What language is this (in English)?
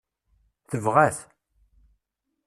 Kabyle